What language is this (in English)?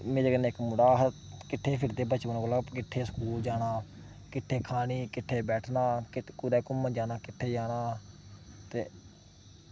Dogri